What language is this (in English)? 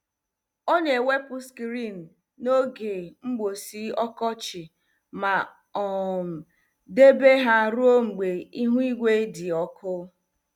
Igbo